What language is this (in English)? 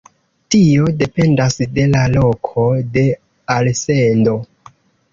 Esperanto